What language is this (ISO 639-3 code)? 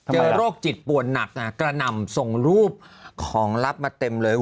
tha